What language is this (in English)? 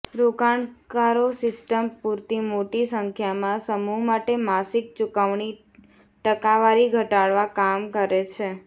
Gujarati